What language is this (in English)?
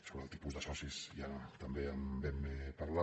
Catalan